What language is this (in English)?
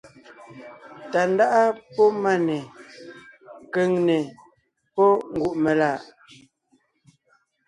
Ngiemboon